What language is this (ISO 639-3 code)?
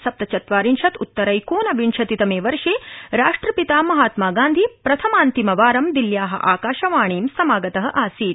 san